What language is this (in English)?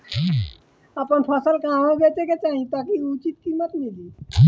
Bhojpuri